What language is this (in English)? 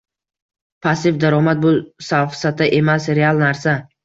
Uzbek